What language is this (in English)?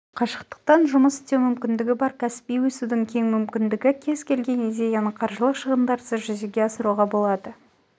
Kazakh